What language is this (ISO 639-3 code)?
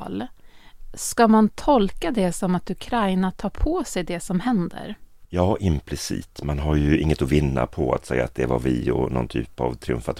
swe